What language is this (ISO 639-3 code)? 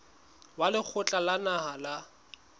sot